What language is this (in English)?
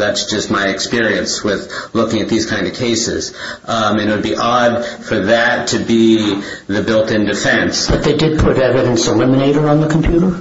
English